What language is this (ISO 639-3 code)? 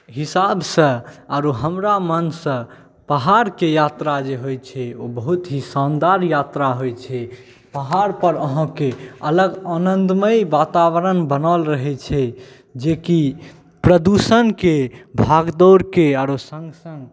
mai